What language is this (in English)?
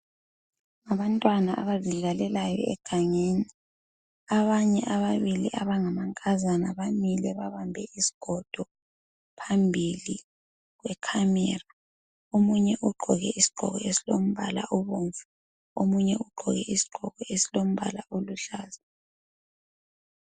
North Ndebele